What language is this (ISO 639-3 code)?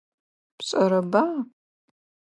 ady